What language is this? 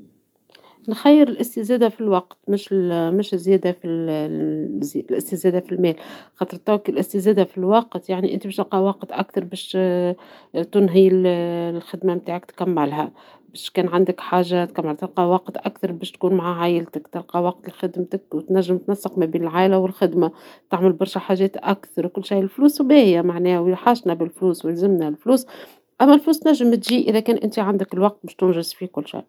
Tunisian Arabic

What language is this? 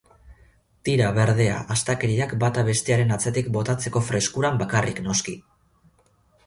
Basque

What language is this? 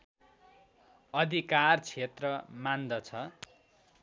Nepali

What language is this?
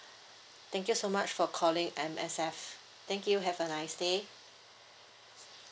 English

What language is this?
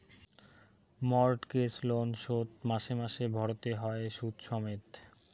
Bangla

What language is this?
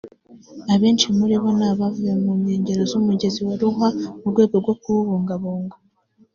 Kinyarwanda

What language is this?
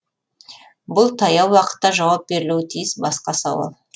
Kazakh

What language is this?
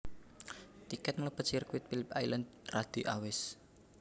Javanese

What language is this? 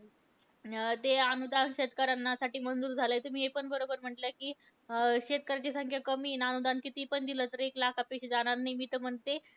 Marathi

